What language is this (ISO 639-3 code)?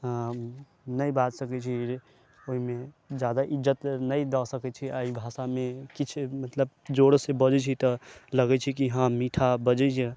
mai